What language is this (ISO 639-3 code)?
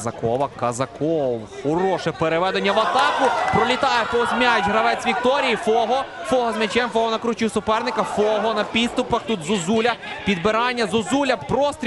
ukr